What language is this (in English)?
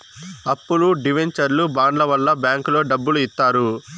Telugu